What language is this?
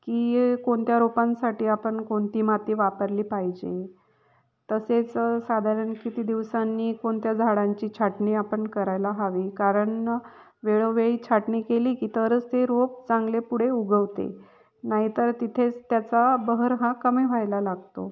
Marathi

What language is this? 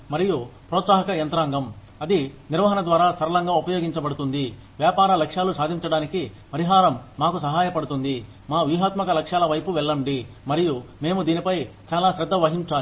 Telugu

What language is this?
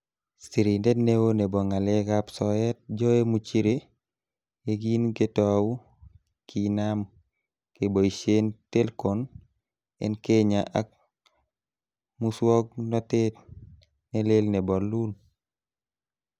Kalenjin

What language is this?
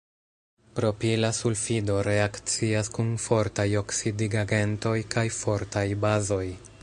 Esperanto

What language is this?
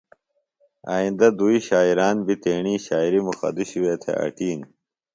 Phalura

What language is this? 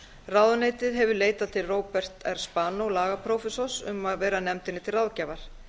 Icelandic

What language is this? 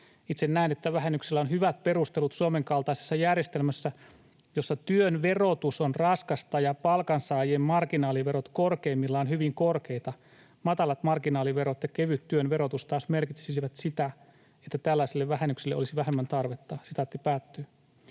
Finnish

